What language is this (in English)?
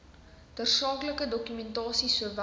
Afrikaans